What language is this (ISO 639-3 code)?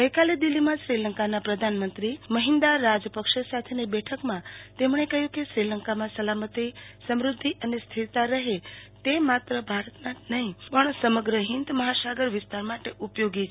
guj